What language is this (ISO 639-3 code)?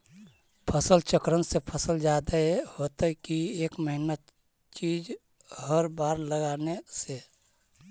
mag